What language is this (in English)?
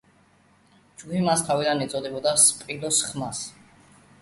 Georgian